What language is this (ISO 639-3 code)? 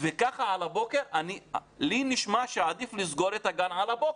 heb